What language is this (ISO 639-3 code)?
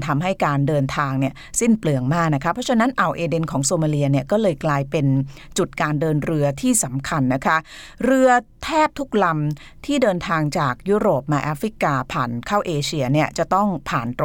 tha